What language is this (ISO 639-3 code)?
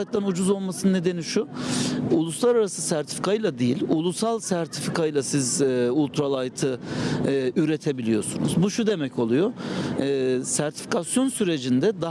tur